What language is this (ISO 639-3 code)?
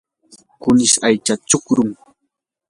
qur